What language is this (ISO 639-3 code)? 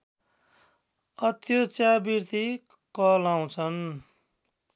nep